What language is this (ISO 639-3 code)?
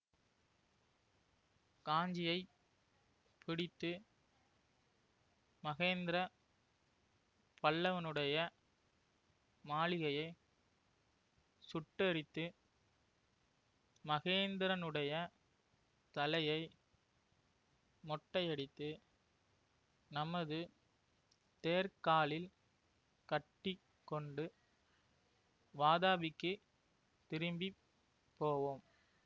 tam